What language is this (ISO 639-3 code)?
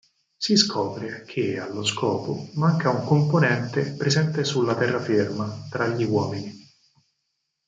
ita